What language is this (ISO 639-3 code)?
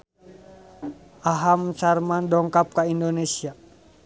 sun